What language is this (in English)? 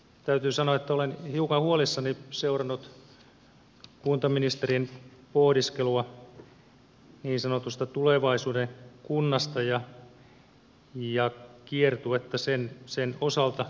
Finnish